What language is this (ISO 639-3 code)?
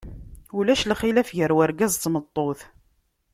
kab